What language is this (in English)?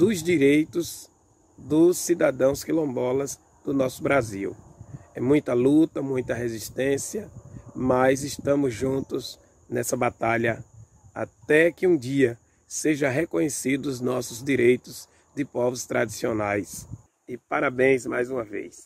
Portuguese